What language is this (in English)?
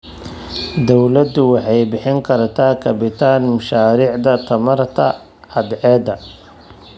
Somali